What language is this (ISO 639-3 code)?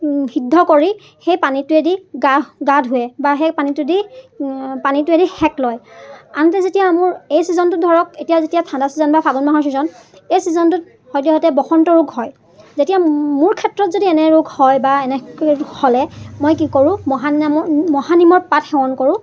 asm